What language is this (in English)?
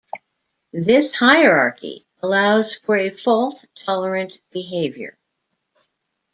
English